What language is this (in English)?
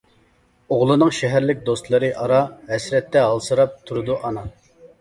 Uyghur